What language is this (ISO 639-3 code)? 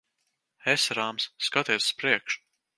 lav